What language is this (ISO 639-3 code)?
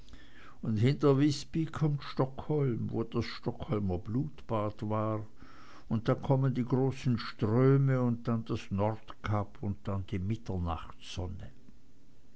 deu